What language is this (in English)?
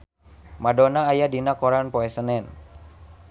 Sundanese